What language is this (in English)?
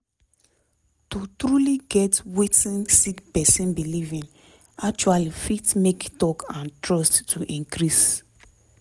Nigerian Pidgin